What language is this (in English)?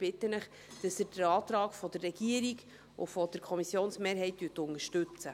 Swiss German